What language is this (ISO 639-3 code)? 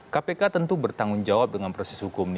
ind